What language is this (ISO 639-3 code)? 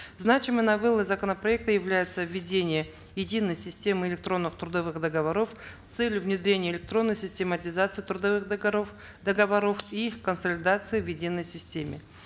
kaz